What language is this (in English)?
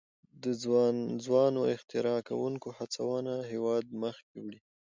Pashto